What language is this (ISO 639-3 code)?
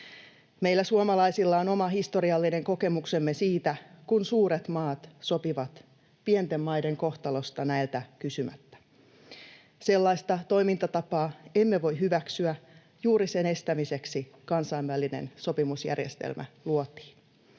fin